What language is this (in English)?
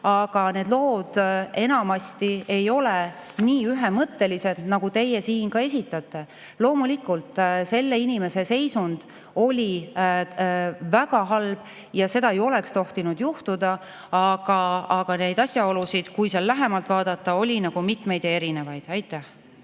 Estonian